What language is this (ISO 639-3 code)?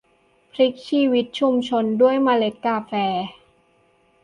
tha